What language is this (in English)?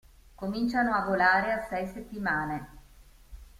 Italian